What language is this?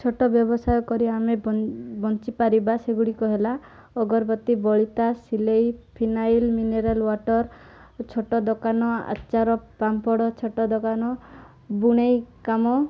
Odia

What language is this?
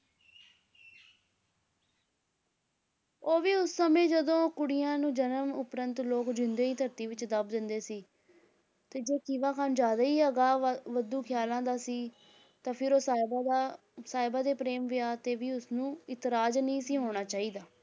Punjabi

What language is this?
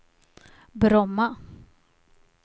Swedish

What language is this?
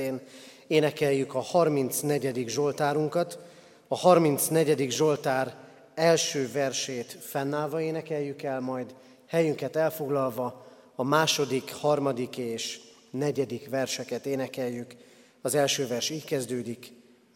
Hungarian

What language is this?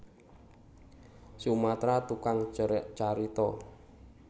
Javanese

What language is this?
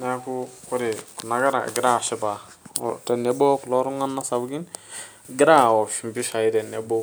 Masai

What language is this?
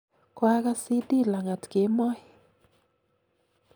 Kalenjin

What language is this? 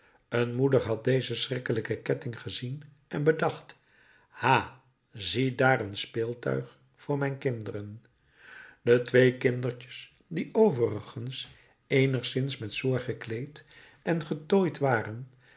Dutch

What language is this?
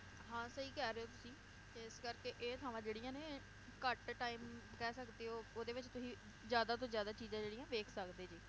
Punjabi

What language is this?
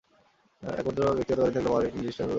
Bangla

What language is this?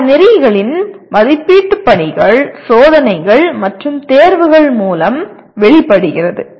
Tamil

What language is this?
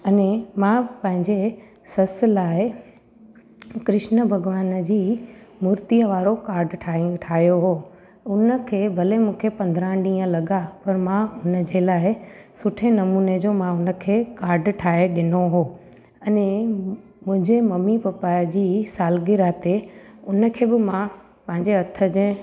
Sindhi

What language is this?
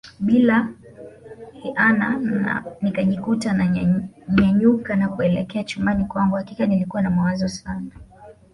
Swahili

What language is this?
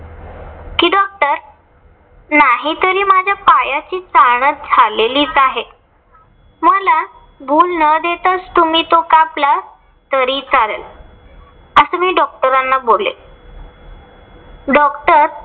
Marathi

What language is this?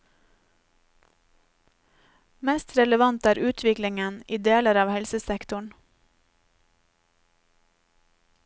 Norwegian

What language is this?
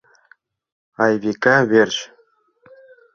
Mari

